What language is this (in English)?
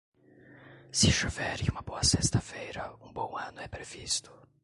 Portuguese